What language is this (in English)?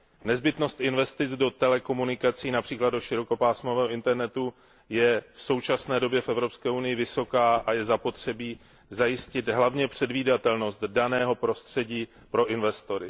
Czech